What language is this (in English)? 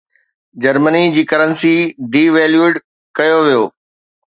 Sindhi